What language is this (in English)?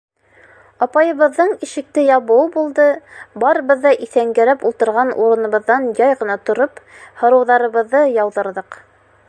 Bashkir